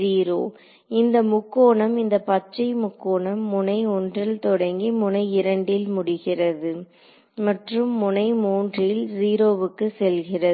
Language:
Tamil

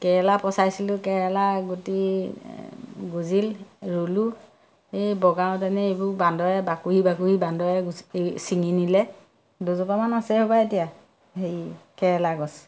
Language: Assamese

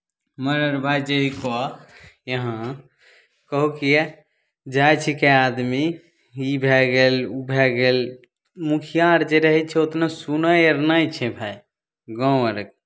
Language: Maithili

